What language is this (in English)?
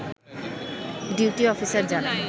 Bangla